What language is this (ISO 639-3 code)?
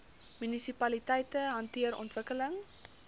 afr